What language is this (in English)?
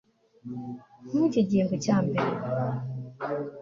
Kinyarwanda